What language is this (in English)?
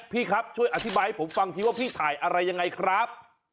Thai